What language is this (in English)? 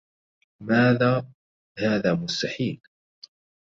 Arabic